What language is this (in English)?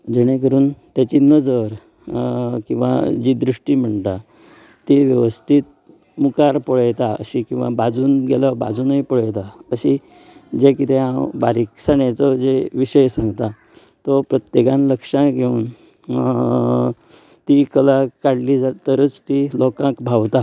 Konkani